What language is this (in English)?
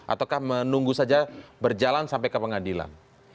Indonesian